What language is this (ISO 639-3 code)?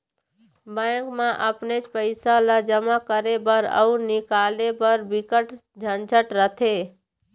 hne